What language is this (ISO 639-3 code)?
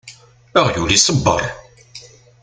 kab